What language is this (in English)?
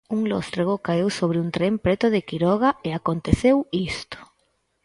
Galician